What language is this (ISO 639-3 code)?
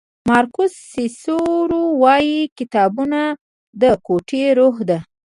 pus